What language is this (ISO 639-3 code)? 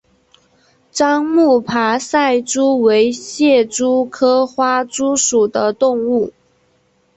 zho